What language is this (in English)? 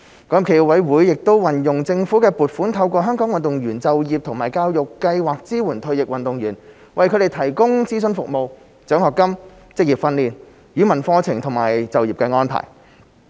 Cantonese